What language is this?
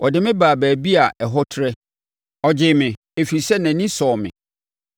Akan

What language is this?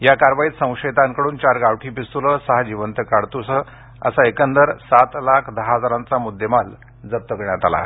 Marathi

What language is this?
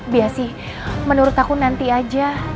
Indonesian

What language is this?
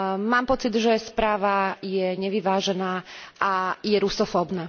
Slovak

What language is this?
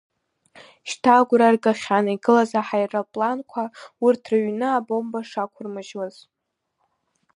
Abkhazian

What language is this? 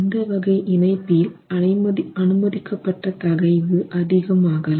Tamil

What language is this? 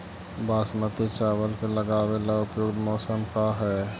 Magahi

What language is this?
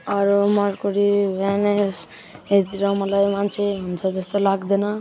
Nepali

